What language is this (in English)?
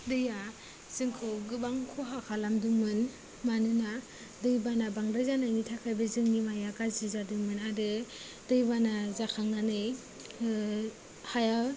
Bodo